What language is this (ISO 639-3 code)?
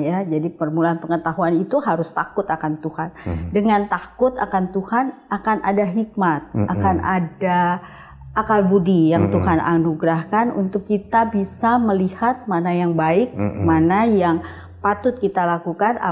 ind